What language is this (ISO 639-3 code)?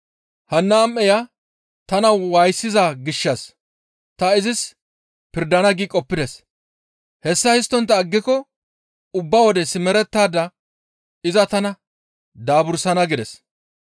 gmv